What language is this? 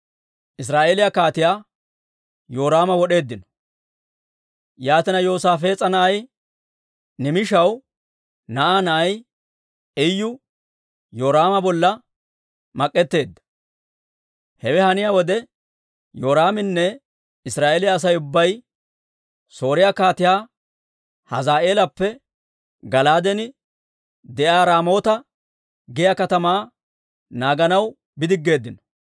Dawro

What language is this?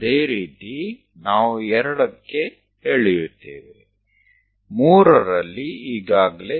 Gujarati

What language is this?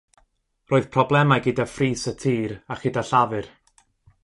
Welsh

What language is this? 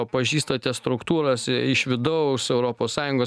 Lithuanian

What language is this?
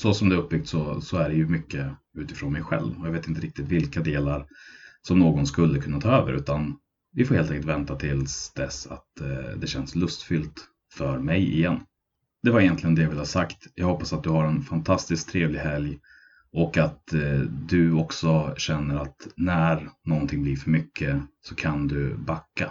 Swedish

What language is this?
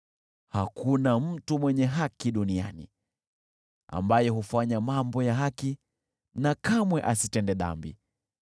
Swahili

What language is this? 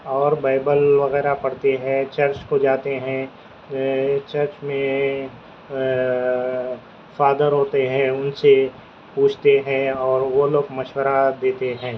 Urdu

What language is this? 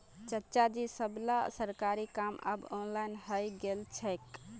Magahi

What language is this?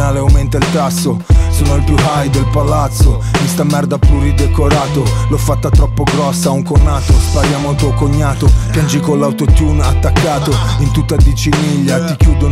Italian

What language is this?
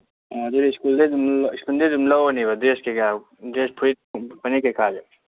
Manipuri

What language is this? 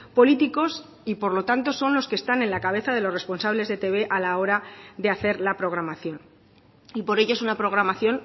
Spanish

